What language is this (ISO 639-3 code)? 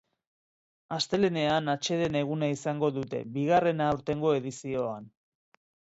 eus